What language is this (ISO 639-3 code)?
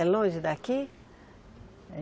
por